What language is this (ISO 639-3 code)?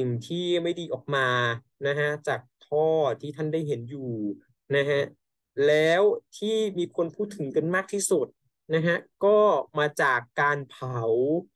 tha